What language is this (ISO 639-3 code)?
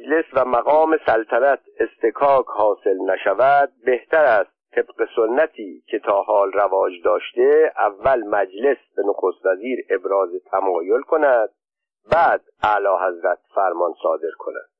fas